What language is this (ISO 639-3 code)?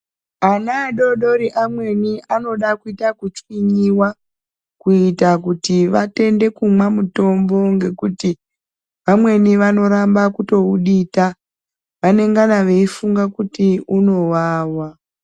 ndc